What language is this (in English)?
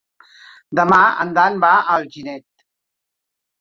Catalan